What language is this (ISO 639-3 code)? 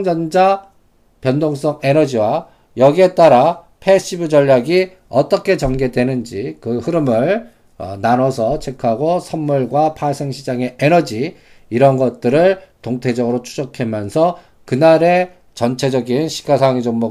kor